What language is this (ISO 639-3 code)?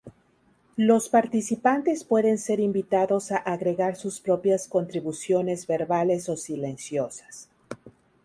spa